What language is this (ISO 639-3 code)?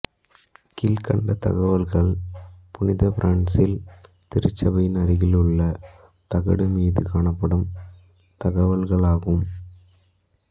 tam